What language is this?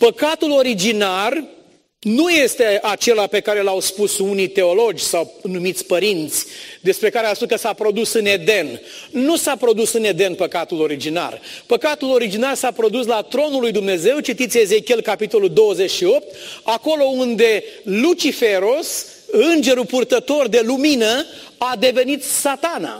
Romanian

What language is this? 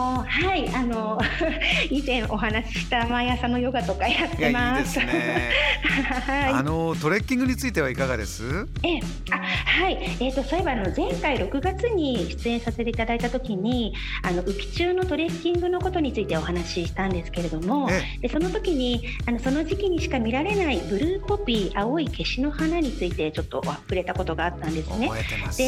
Japanese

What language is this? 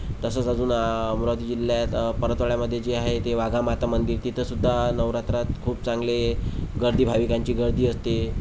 Marathi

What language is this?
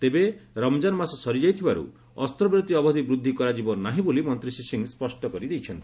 Odia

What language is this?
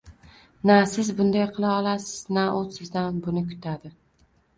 Uzbek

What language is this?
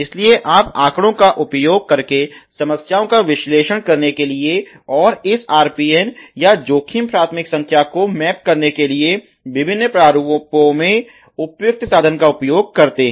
Hindi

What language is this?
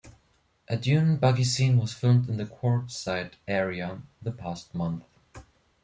English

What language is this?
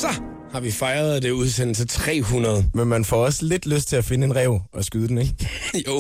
Danish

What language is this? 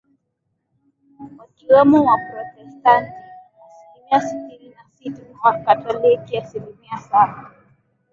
Swahili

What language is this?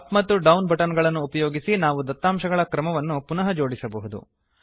Kannada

